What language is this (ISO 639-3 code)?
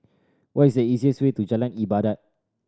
eng